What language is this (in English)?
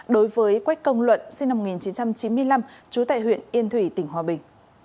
Vietnamese